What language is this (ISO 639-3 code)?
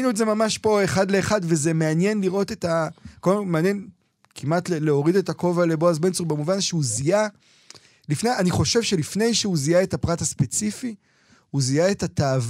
heb